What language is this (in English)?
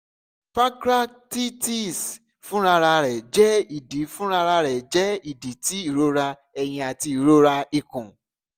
Yoruba